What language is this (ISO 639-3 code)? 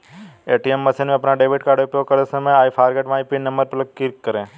hin